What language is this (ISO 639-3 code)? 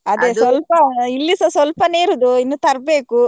kan